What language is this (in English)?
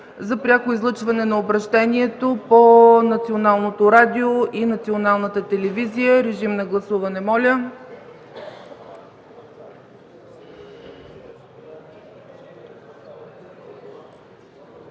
Bulgarian